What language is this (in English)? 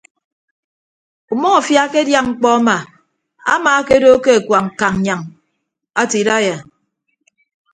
Ibibio